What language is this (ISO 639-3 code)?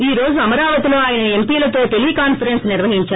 tel